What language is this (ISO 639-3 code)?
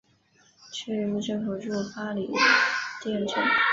zho